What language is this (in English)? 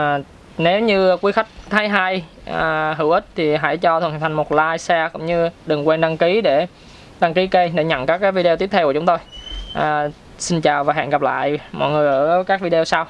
Vietnamese